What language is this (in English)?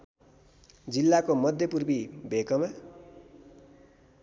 Nepali